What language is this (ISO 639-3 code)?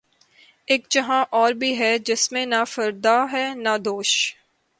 urd